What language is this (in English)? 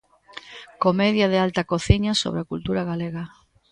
Galician